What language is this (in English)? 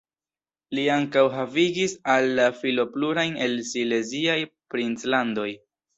Esperanto